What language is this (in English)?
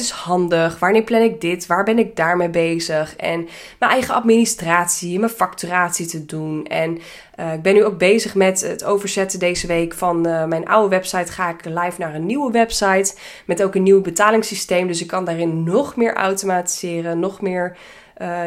Dutch